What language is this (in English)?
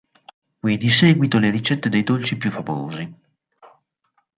Italian